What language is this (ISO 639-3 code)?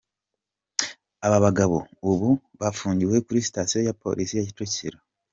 kin